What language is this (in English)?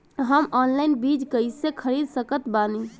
Bhojpuri